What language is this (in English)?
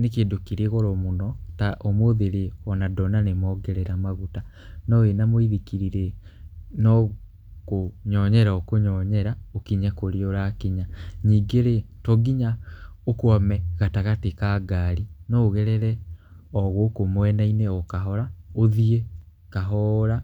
Kikuyu